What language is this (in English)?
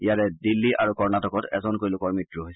Assamese